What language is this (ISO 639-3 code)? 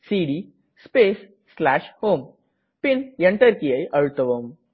tam